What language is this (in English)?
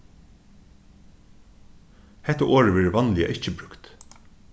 Faroese